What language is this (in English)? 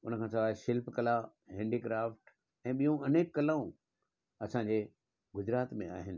Sindhi